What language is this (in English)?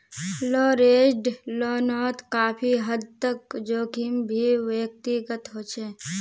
Magahi